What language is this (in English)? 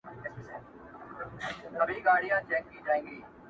Pashto